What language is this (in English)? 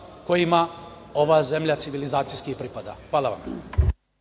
Serbian